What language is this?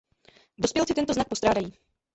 Czech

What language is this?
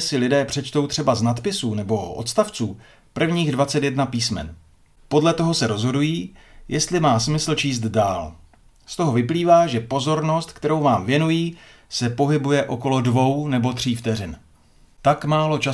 Czech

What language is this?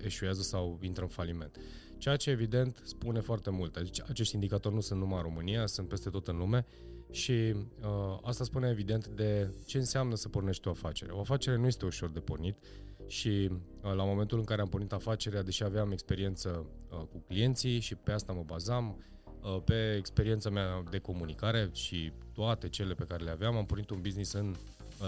Romanian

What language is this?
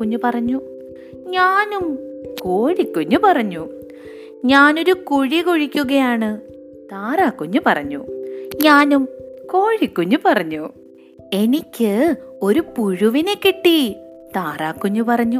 Malayalam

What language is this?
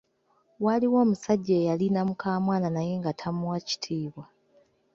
Ganda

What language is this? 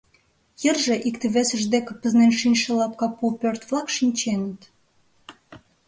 Mari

